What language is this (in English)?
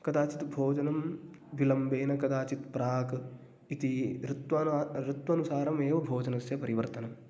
Sanskrit